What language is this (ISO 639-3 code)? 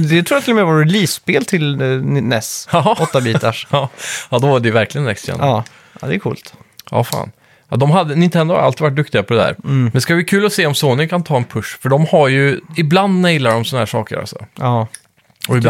swe